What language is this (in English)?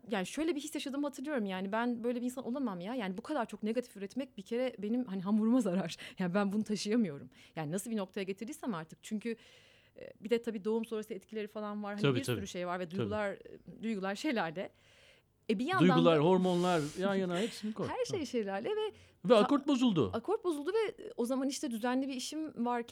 Turkish